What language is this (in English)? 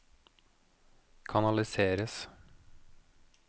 Norwegian